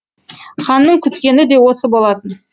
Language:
Kazakh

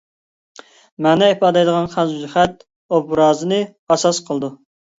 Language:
Uyghur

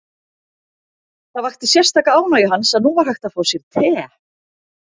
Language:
Icelandic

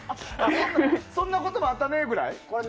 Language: Japanese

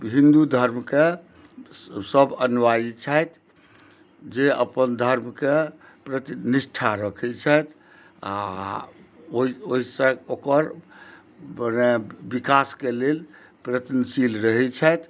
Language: Maithili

